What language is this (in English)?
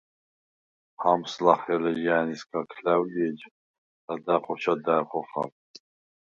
Svan